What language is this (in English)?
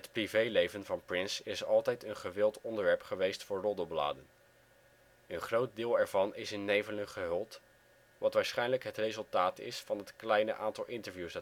Dutch